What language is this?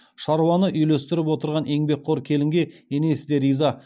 Kazakh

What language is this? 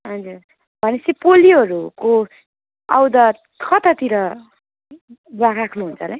Nepali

